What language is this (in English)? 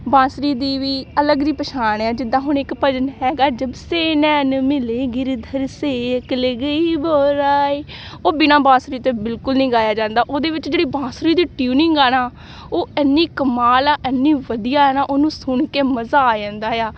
Punjabi